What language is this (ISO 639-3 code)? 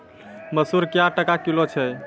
mai